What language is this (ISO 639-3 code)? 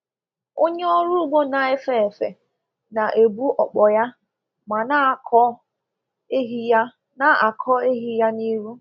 ibo